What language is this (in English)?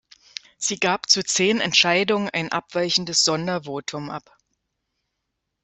German